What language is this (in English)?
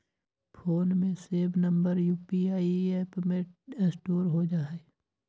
Magahi